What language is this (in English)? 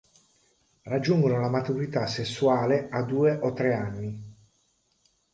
Italian